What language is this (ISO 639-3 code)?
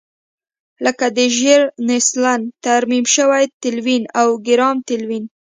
pus